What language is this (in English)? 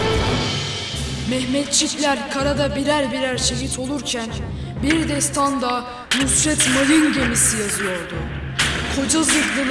Turkish